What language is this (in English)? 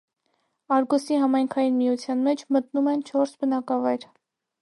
Armenian